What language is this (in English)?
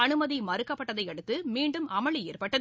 Tamil